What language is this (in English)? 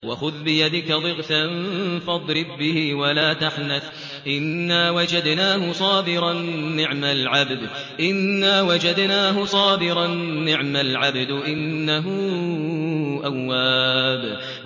Arabic